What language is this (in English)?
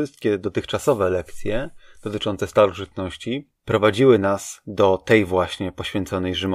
Polish